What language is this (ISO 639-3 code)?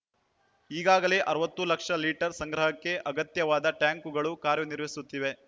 kan